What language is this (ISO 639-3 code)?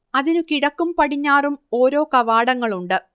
mal